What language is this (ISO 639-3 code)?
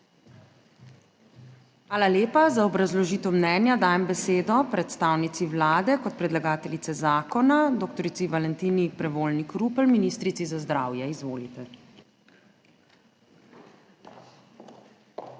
slv